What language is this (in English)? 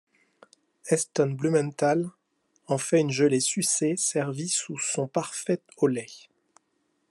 French